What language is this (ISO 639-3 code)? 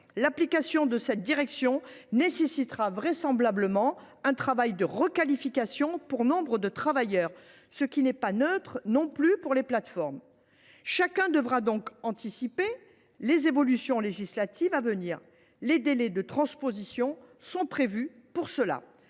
fra